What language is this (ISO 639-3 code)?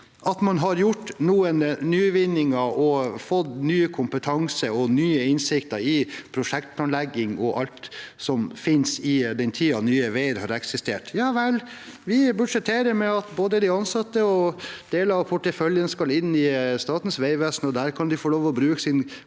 nor